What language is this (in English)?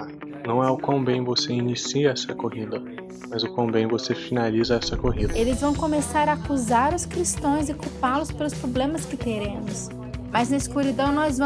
Portuguese